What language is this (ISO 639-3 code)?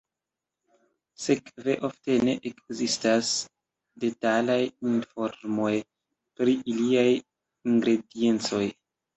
epo